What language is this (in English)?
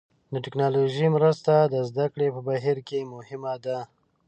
Pashto